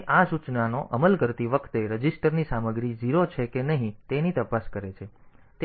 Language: Gujarati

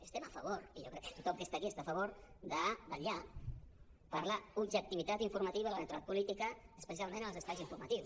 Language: Catalan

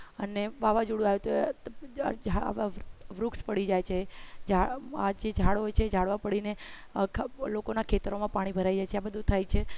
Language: Gujarati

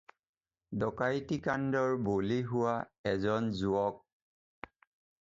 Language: Assamese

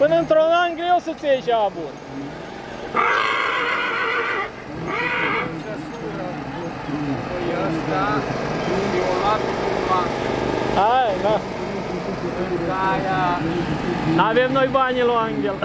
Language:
Romanian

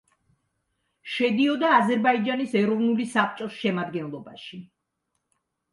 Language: Georgian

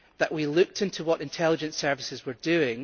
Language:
English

